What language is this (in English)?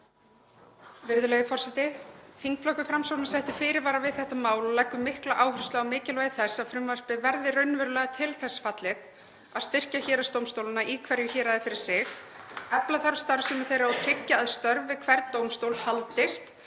Icelandic